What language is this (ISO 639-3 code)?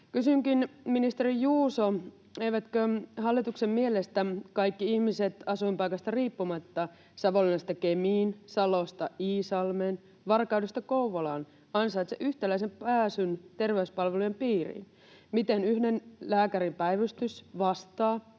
fin